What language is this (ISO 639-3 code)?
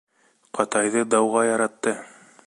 bak